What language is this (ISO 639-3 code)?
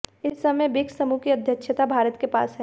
hin